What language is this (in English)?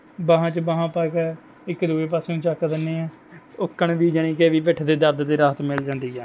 Punjabi